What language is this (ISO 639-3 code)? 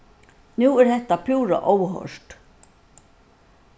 fao